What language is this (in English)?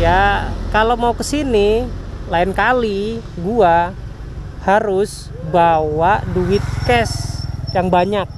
Indonesian